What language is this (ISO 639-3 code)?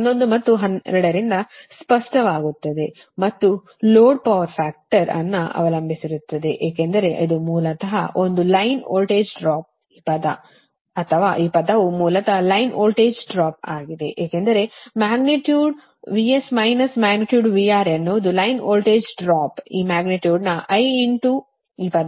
kan